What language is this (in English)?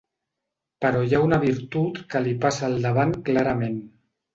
Catalan